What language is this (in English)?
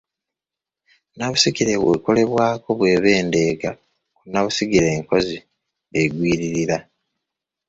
Ganda